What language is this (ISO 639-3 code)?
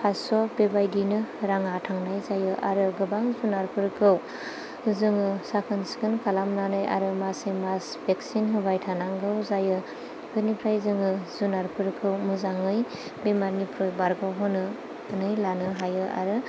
brx